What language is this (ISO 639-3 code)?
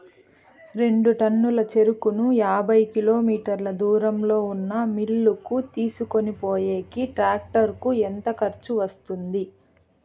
tel